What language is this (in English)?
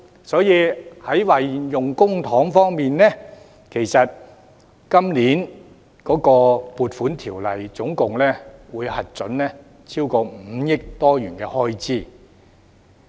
Cantonese